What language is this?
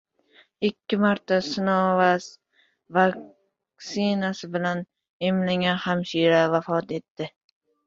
Uzbek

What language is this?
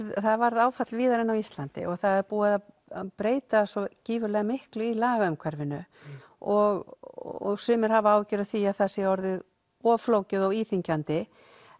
Icelandic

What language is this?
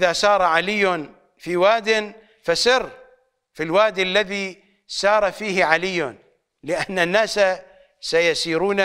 Arabic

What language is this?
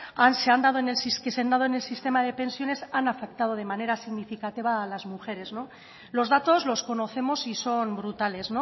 Spanish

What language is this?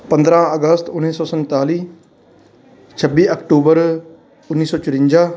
Punjabi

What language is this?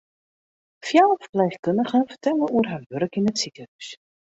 Western Frisian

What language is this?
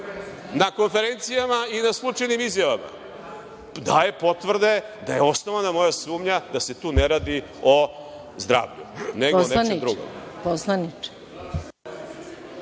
Serbian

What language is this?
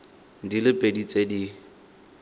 Tswana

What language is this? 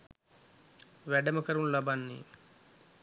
Sinhala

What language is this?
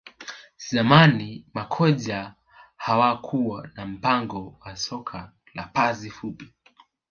Swahili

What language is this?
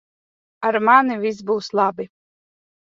Latvian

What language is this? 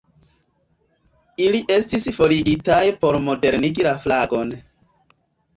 Esperanto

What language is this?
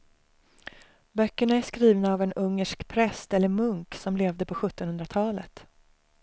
Swedish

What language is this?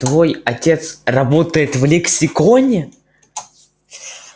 Russian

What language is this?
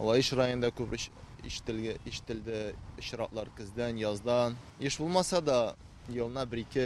Turkish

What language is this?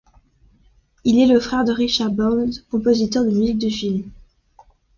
French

